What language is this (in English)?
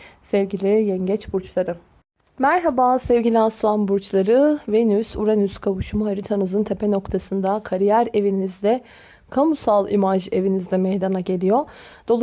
Turkish